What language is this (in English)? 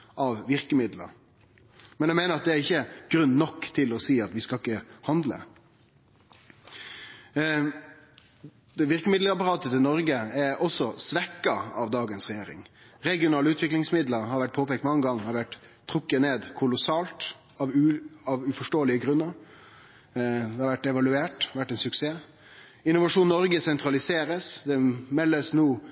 Norwegian Nynorsk